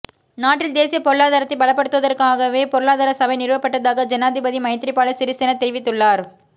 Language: Tamil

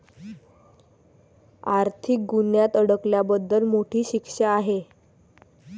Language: Marathi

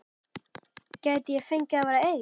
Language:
Icelandic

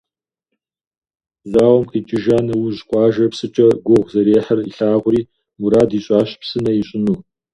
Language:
Kabardian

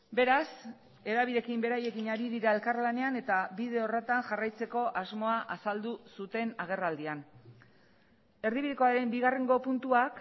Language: Basque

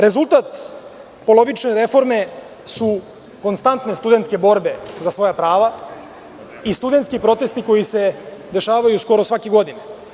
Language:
Serbian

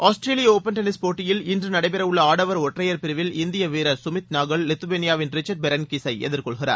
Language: Tamil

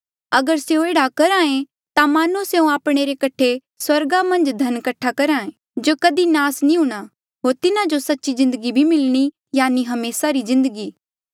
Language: Mandeali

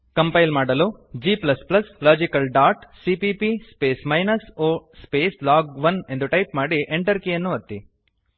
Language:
Kannada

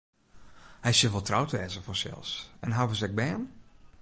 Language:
Western Frisian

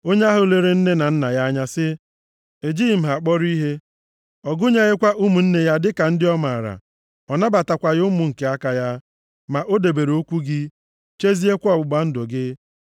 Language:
Igbo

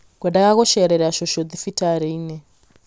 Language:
Kikuyu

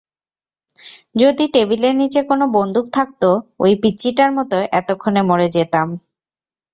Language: Bangla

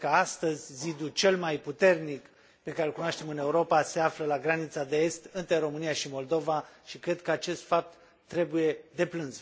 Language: Romanian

